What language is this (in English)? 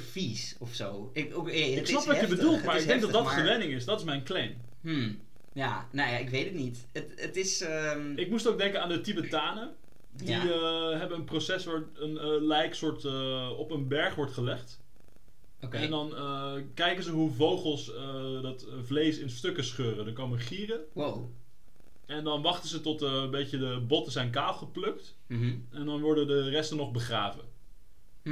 Dutch